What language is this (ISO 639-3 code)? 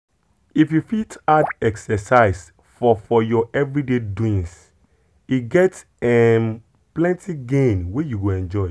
pcm